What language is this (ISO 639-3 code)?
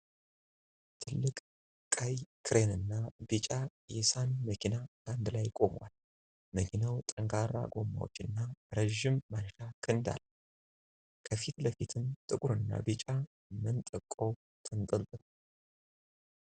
amh